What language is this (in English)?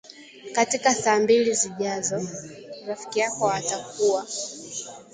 Swahili